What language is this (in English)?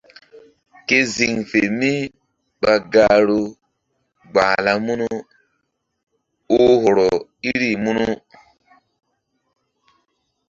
Mbum